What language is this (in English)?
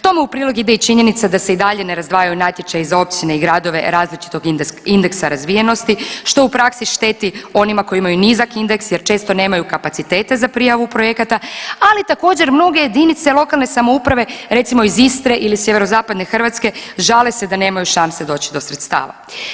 Croatian